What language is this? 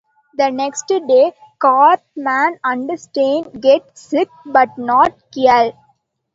English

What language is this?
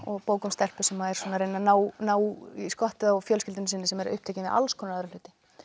Icelandic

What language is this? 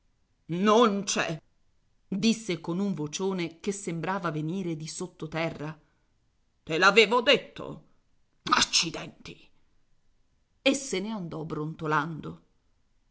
Italian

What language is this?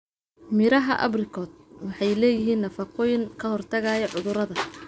Somali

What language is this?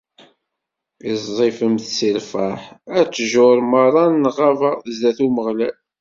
Kabyle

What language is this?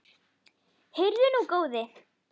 Icelandic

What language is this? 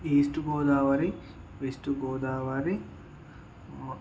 Telugu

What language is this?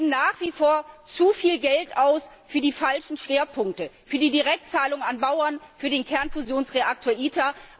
German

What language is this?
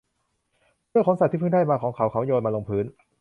Thai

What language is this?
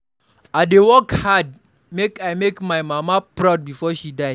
Nigerian Pidgin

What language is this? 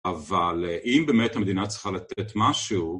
Hebrew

